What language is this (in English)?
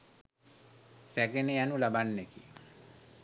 Sinhala